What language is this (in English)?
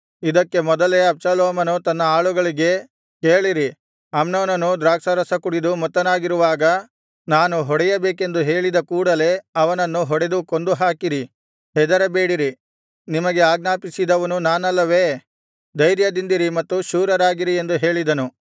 Kannada